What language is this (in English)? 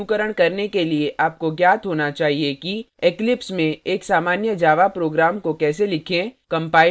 Hindi